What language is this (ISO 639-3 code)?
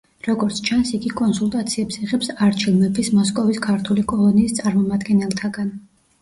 kat